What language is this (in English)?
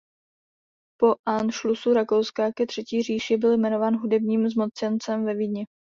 Czech